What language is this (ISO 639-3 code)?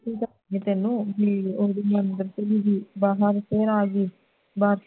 pan